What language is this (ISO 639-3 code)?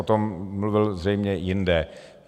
ces